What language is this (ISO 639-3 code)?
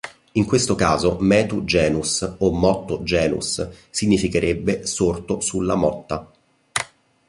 ita